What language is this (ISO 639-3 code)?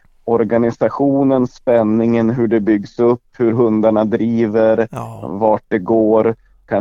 swe